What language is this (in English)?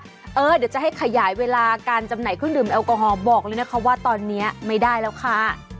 Thai